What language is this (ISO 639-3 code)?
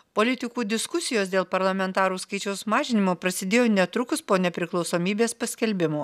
lit